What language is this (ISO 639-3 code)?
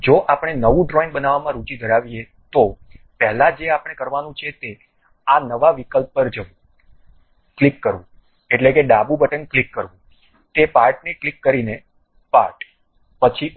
guj